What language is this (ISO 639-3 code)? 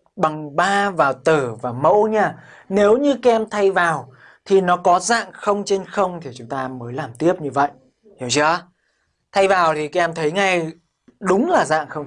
vie